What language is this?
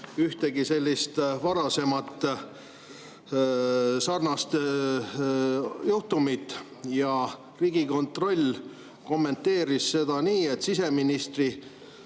Estonian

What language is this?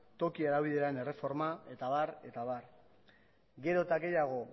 Basque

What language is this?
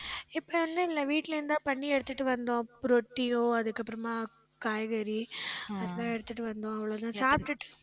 Tamil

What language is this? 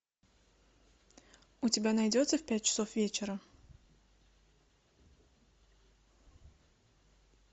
Russian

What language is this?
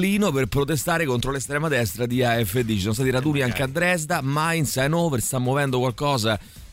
Italian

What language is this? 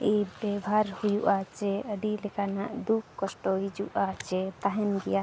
Santali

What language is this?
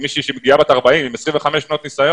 Hebrew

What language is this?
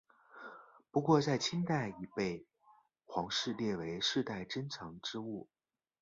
Chinese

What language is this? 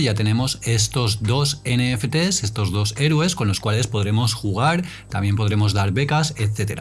Spanish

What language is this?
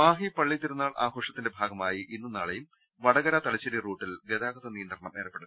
Malayalam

